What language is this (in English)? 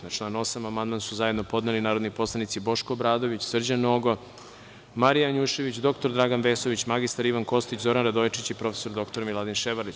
Serbian